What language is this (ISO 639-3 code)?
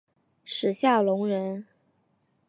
zho